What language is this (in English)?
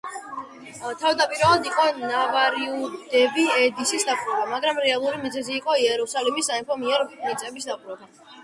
Georgian